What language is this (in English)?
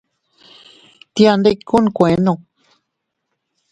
Teutila Cuicatec